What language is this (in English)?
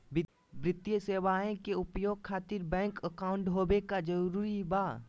Magahi